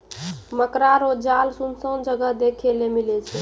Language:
Maithili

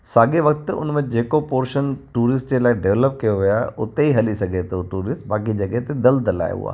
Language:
Sindhi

